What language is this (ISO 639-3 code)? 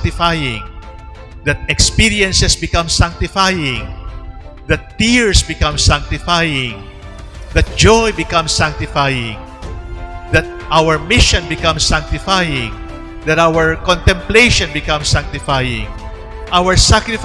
eng